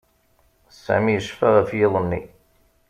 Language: Kabyle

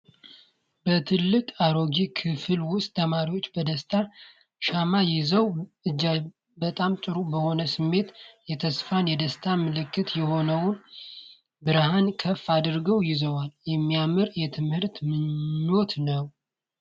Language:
Amharic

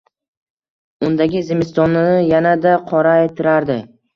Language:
Uzbek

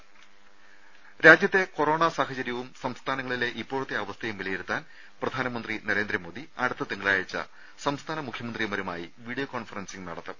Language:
Malayalam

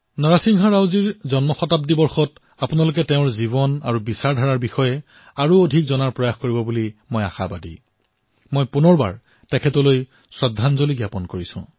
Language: Assamese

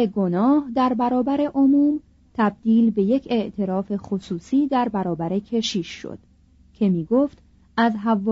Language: Persian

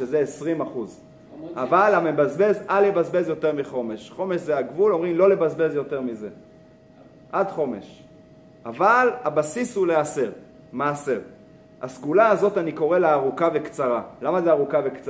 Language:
Hebrew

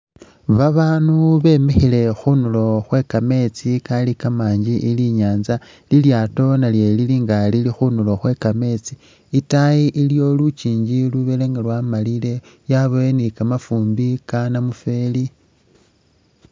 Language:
Masaaba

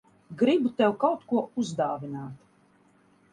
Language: Latvian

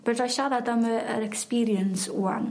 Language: Welsh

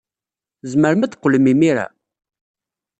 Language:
Kabyle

